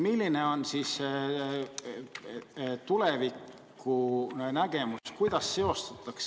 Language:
Estonian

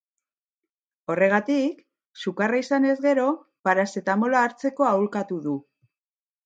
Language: Basque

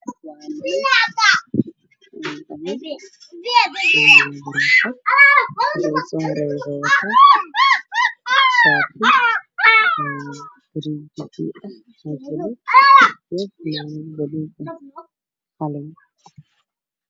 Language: Somali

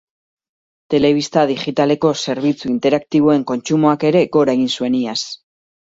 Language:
Basque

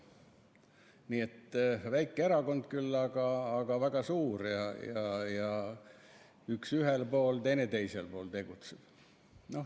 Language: Estonian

